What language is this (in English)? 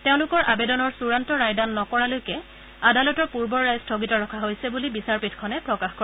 Assamese